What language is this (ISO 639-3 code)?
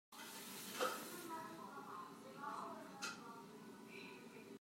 cnh